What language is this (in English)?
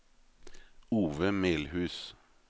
Norwegian